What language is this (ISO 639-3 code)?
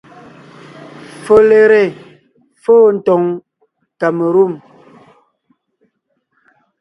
nnh